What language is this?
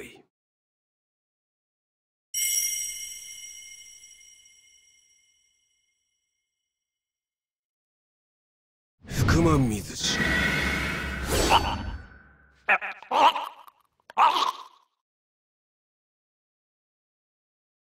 Japanese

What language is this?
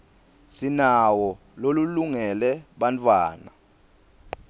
Swati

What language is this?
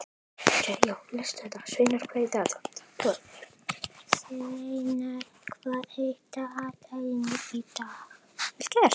Icelandic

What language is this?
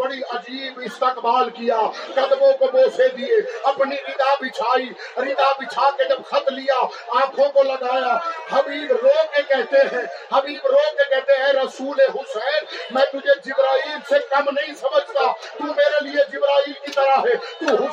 Urdu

